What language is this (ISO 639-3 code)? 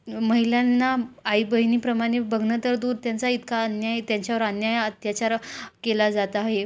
mar